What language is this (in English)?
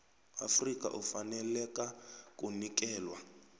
South Ndebele